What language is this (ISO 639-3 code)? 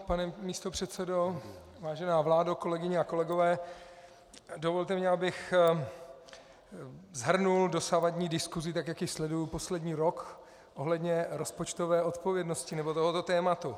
ces